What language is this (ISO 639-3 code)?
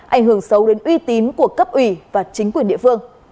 vie